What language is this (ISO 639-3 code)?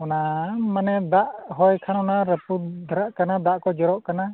sat